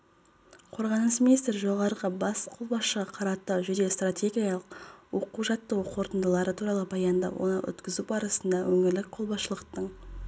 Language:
Kazakh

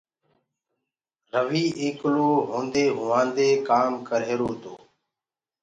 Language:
Gurgula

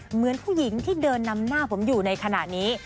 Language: Thai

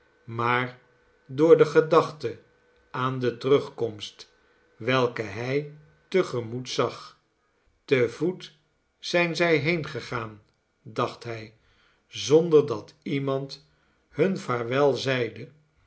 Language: Dutch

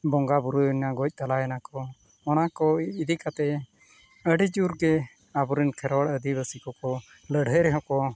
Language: Santali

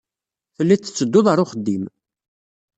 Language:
Kabyle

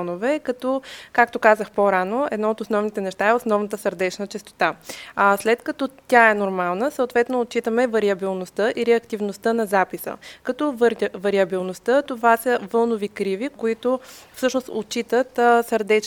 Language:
Bulgarian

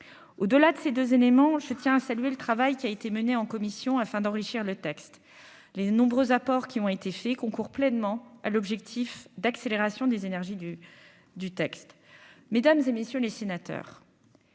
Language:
French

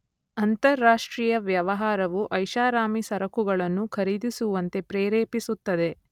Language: Kannada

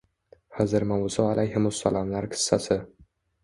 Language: Uzbek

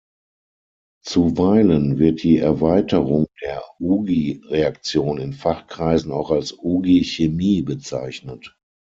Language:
German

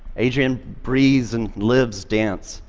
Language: English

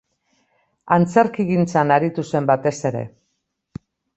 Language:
Basque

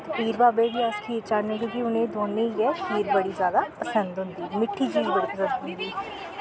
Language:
Dogri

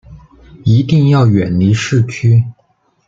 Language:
Chinese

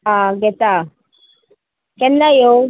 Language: Konkani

